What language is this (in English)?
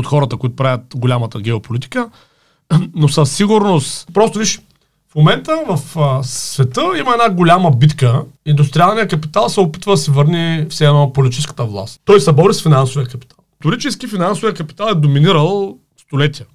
Bulgarian